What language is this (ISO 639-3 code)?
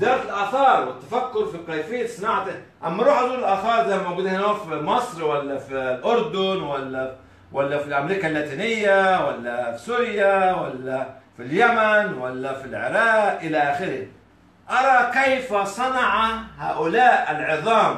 ara